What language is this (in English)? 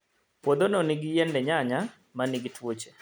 Luo (Kenya and Tanzania)